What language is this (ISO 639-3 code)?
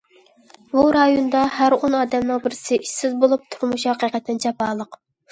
uig